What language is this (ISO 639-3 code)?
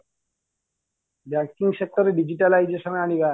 ori